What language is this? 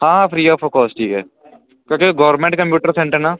Punjabi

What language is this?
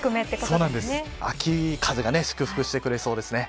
Japanese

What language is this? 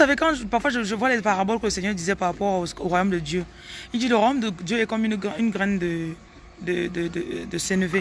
French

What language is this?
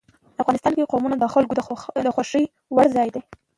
Pashto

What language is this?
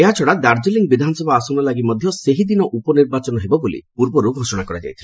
Odia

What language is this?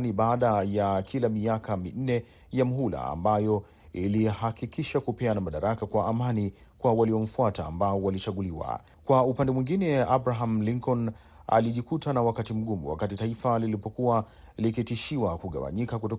Swahili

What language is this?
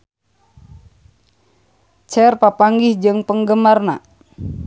Sundanese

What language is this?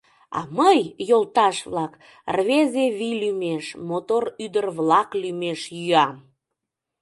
Mari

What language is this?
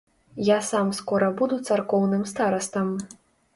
Belarusian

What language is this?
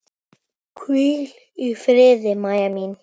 Icelandic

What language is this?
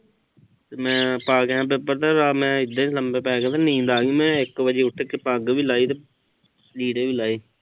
Punjabi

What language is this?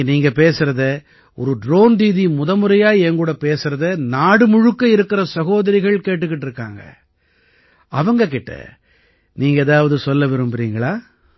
Tamil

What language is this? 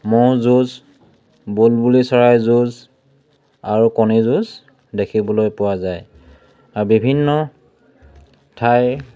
Assamese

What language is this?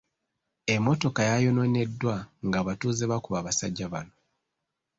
Ganda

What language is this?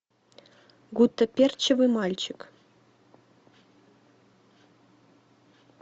Russian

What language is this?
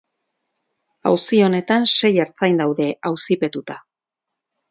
Basque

